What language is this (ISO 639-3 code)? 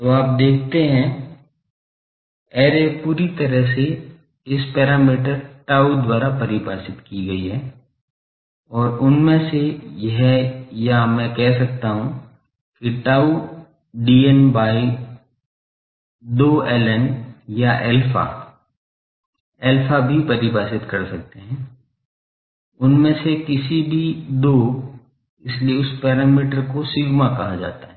hin